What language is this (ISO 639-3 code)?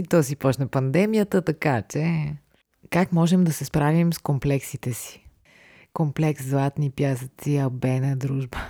bul